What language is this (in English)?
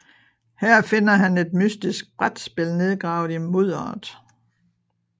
Danish